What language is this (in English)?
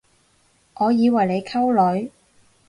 Cantonese